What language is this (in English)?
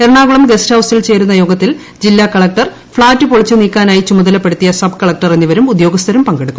Malayalam